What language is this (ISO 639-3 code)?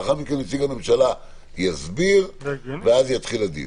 heb